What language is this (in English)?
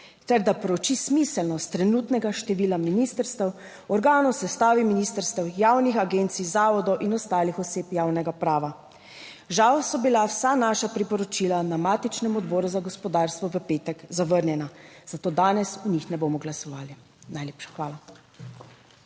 Slovenian